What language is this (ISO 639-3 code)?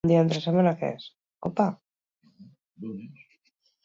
eus